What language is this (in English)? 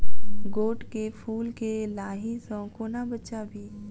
Maithili